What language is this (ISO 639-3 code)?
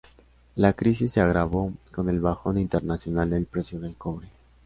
spa